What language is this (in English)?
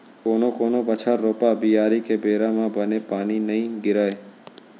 Chhattisgarhi